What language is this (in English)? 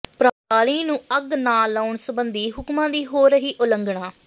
Punjabi